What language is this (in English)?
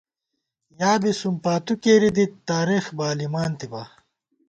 Gawar-Bati